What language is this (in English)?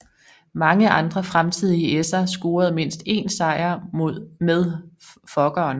Danish